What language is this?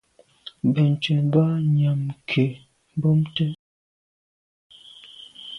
Medumba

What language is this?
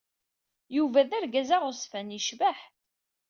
Kabyle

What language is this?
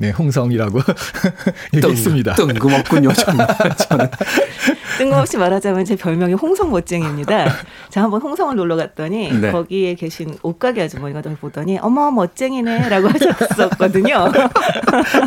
Korean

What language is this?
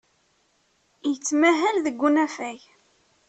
Kabyle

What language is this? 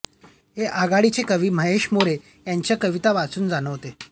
Marathi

